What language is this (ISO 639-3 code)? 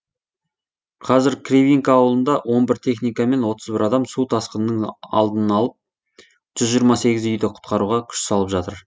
kaz